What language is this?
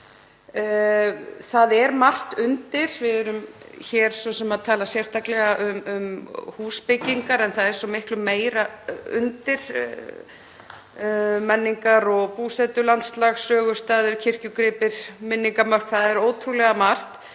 Icelandic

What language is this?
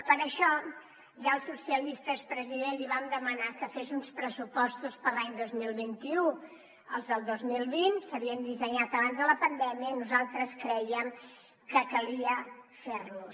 Catalan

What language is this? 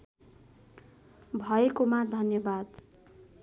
Nepali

